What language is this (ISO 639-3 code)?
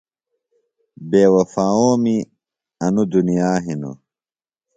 phl